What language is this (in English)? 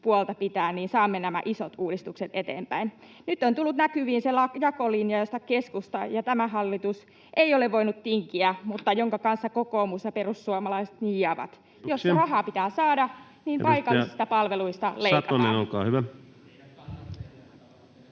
Finnish